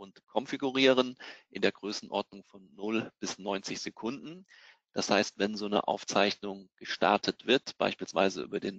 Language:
German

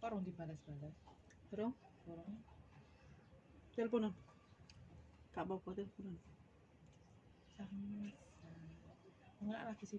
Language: Indonesian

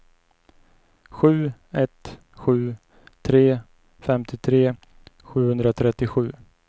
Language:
Swedish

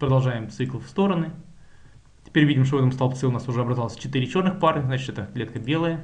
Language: Russian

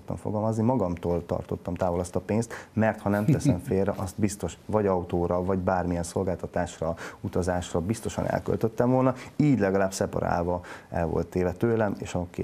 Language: Hungarian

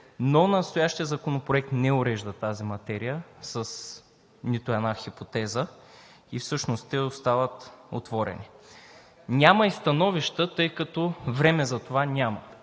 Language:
Bulgarian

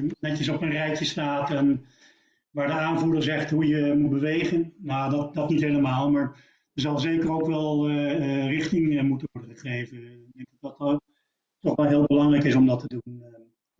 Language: Dutch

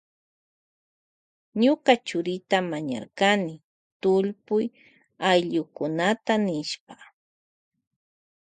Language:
Loja Highland Quichua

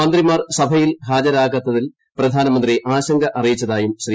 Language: Malayalam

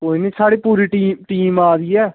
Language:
Dogri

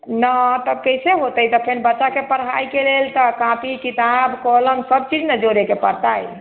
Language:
Maithili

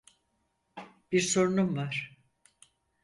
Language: Turkish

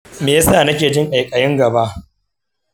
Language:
Hausa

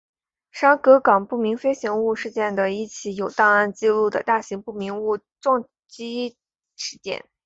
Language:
Chinese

